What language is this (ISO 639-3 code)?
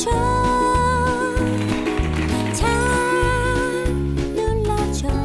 kor